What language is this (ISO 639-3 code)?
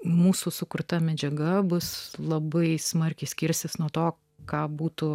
lit